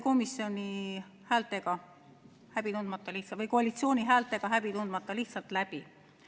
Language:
Estonian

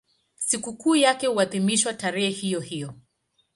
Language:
Swahili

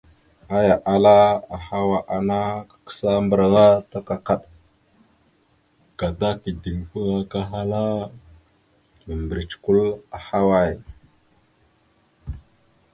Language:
Mada (Cameroon)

